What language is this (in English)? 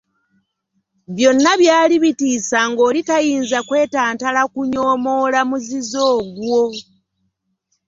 Ganda